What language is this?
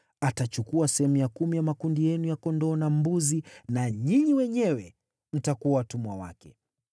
Swahili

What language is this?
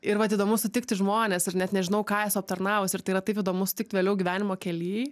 Lithuanian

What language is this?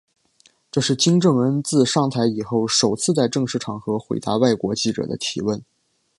Chinese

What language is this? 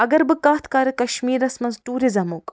Kashmiri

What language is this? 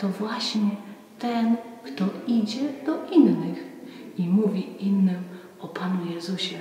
Polish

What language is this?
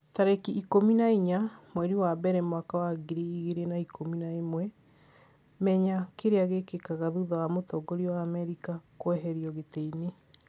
Kikuyu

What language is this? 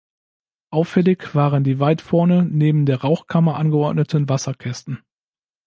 German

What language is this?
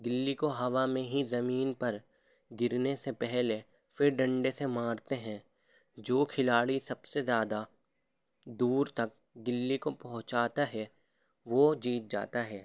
Urdu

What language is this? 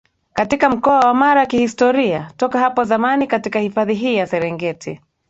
Swahili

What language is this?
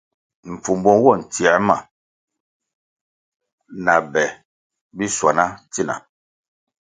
Kwasio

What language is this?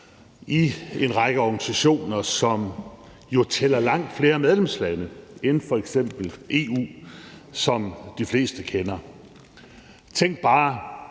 Danish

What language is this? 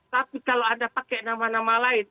Indonesian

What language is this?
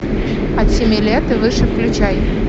Russian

